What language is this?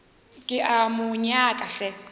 Northern Sotho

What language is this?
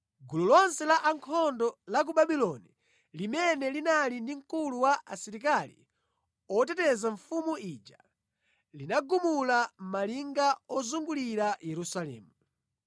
Nyanja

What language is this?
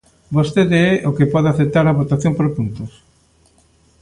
Galician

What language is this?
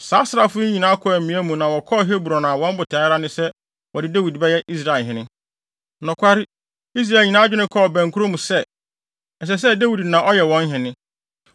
Akan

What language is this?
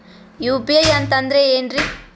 Kannada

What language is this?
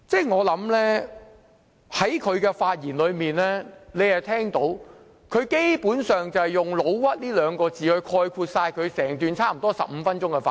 Cantonese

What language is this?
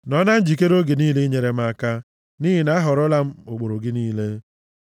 Igbo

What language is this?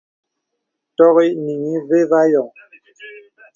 Bebele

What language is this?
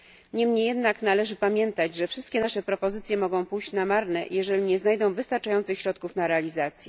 Polish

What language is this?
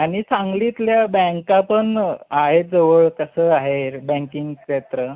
Marathi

